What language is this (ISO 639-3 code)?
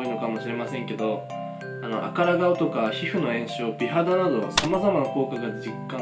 jpn